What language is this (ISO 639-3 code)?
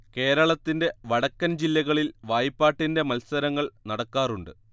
mal